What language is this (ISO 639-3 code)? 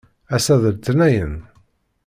kab